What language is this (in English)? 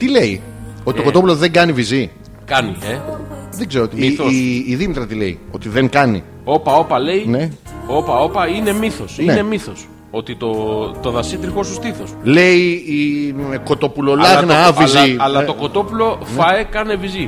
Greek